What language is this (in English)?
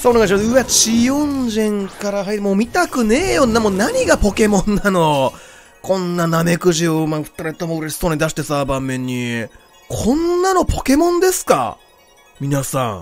Japanese